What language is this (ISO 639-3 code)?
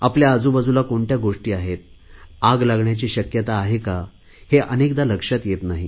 mar